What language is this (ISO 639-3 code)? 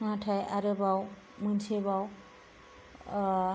brx